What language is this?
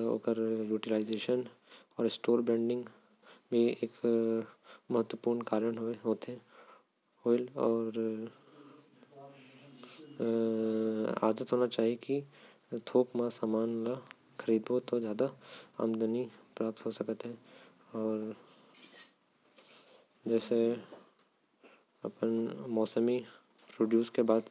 Korwa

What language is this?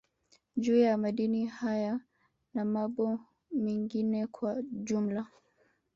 Swahili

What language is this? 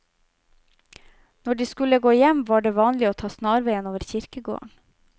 Norwegian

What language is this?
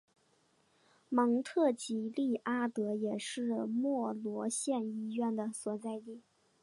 Chinese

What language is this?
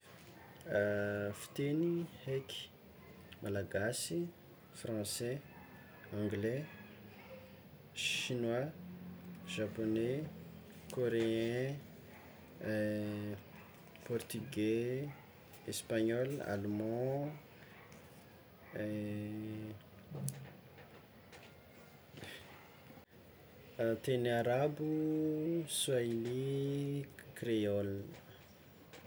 Tsimihety Malagasy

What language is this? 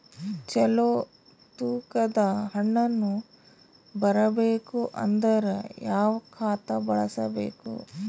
Kannada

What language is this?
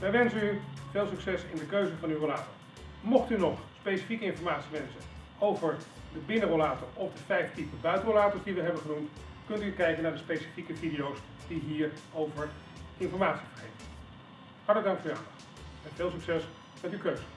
Dutch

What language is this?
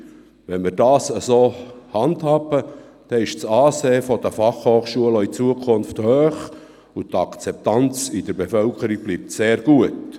Swiss German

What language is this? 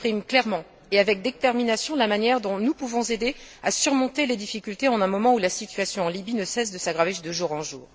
French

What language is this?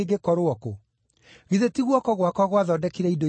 Kikuyu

